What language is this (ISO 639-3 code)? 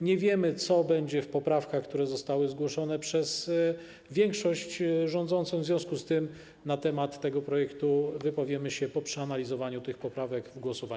pol